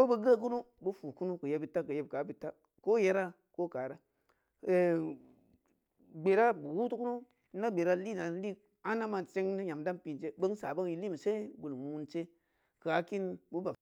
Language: Samba Leko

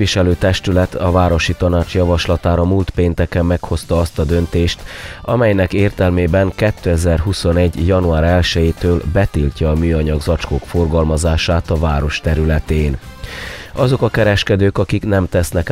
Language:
Hungarian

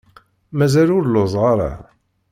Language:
Kabyle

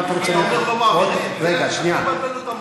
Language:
Hebrew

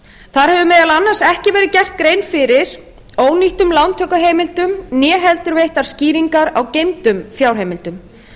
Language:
Icelandic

